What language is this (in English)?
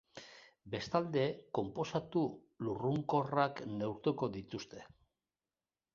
Basque